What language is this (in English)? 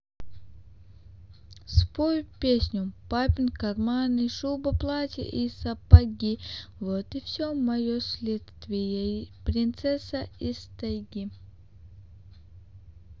Russian